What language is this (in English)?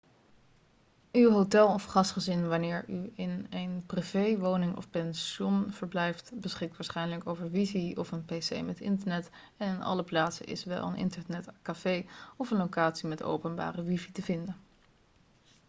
Dutch